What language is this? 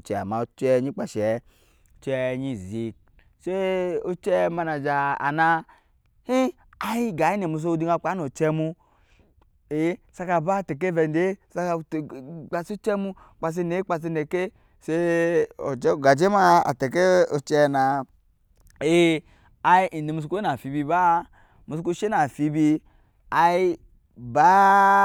Nyankpa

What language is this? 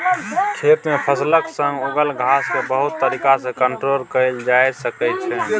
Maithili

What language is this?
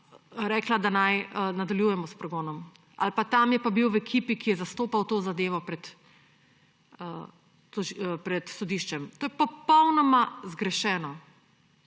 Slovenian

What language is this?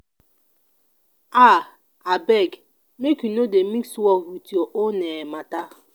Nigerian Pidgin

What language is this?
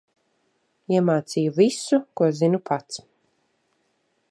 Latvian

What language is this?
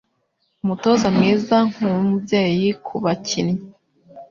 Kinyarwanda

